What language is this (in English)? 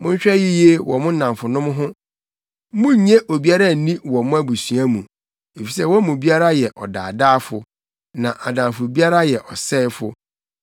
Akan